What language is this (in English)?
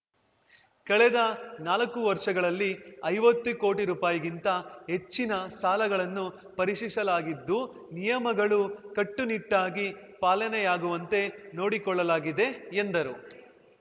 Kannada